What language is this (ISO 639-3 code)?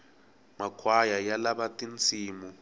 tso